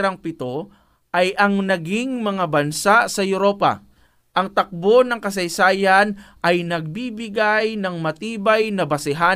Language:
Filipino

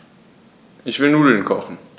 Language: German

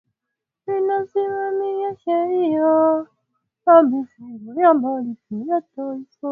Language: Swahili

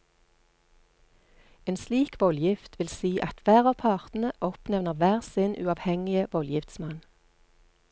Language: Norwegian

